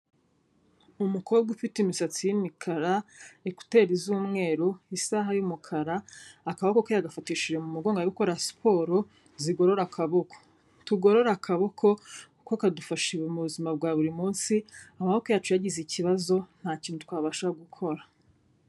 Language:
Kinyarwanda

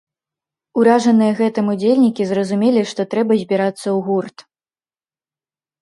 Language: Belarusian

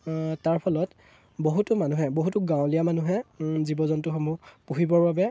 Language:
Assamese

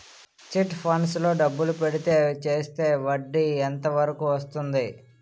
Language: Telugu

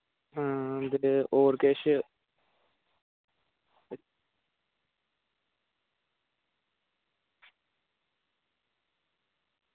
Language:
Dogri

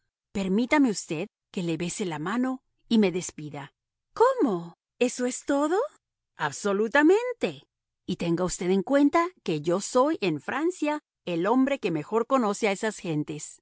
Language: Spanish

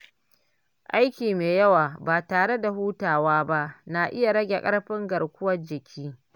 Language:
Hausa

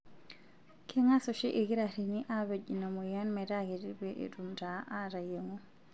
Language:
Masai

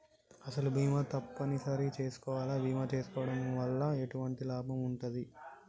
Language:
Telugu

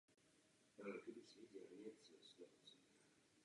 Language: Czech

